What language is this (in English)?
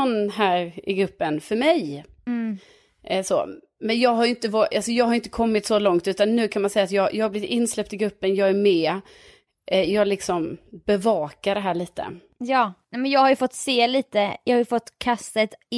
Swedish